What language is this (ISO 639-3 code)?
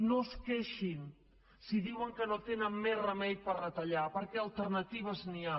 cat